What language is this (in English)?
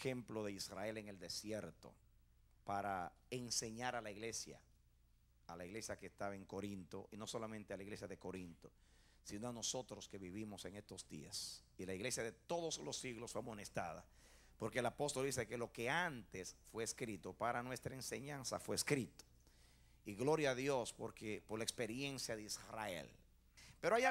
Spanish